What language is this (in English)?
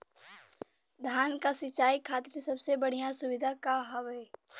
Bhojpuri